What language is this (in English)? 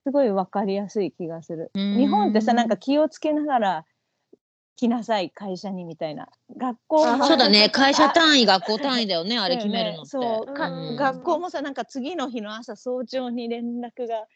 Japanese